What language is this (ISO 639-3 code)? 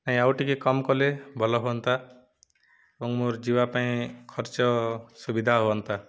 ori